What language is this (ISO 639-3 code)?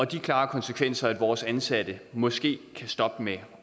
dan